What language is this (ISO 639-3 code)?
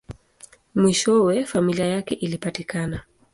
swa